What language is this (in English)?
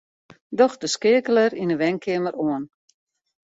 Western Frisian